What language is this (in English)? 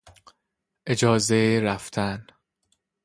Persian